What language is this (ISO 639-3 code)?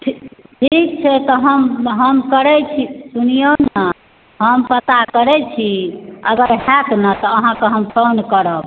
mai